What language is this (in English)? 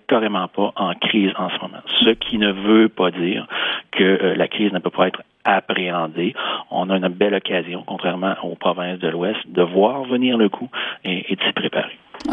French